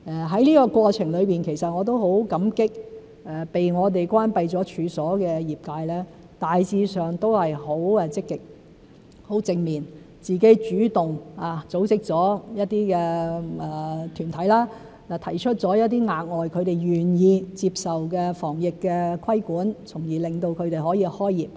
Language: Cantonese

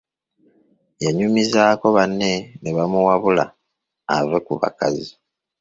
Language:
Ganda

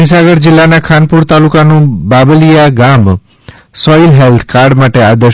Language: Gujarati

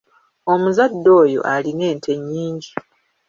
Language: Ganda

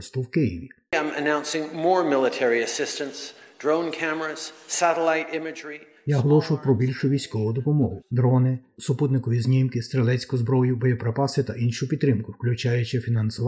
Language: Ukrainian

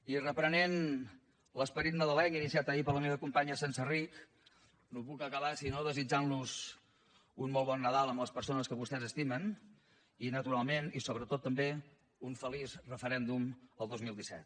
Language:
Catalan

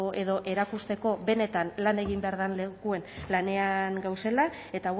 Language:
Basque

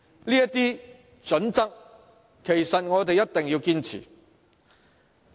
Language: Cantonese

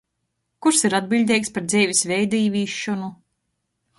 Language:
Latgalian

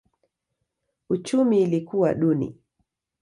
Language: Swahili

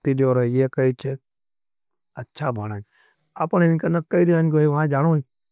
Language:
Nimadi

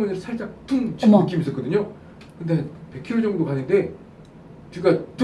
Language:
Korean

